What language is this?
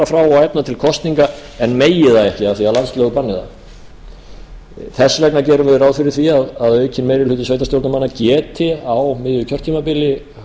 Icelandic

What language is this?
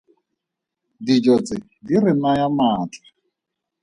Tswana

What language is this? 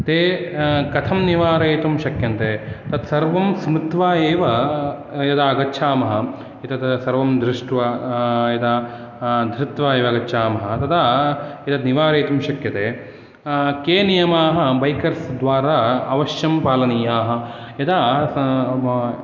Sanskrit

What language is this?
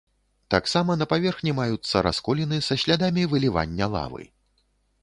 Belarusian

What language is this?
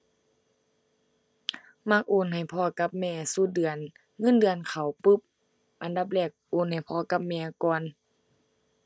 Thai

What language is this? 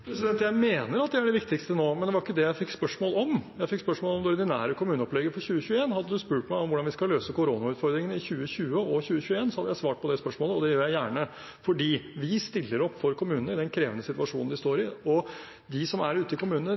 Norwegian Bokmål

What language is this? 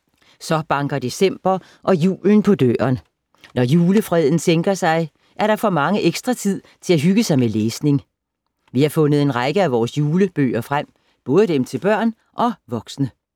Danish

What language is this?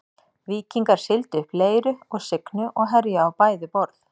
Icelandic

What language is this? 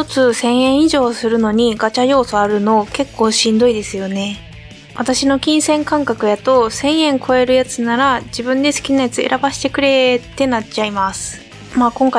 Japanese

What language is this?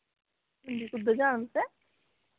Dogri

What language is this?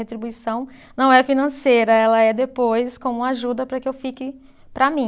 Portuguese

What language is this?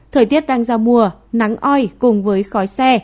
Vietnamese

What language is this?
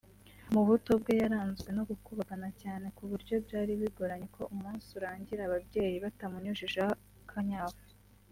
Kinyarwanda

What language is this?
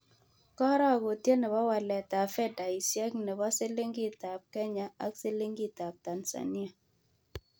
Kalenjin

